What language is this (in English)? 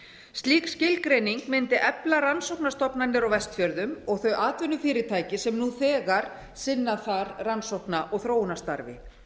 Icelandic